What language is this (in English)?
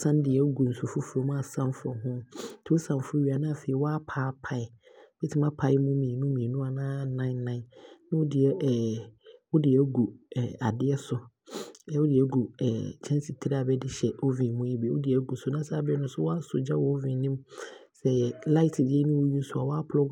Abron